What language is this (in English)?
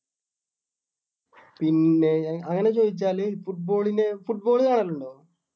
Malayalam